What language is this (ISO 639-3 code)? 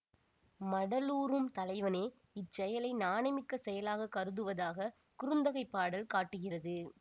tam